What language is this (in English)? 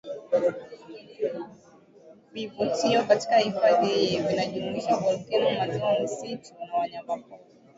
Swahili